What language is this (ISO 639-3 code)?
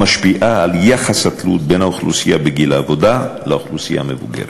heb